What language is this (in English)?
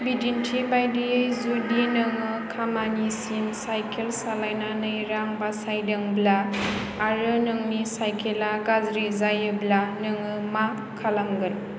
Bodo